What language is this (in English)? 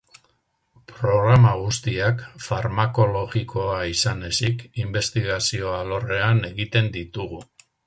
Basque